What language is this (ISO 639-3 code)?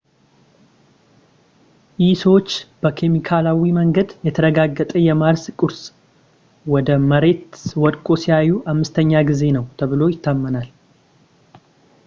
amh